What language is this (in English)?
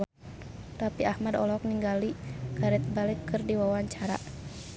Sundanese